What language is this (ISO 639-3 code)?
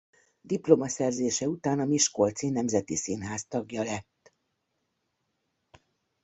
hun